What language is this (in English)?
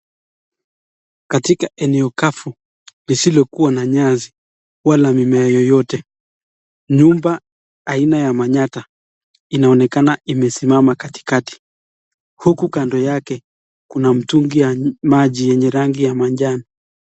Swahili